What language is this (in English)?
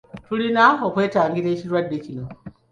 Ganda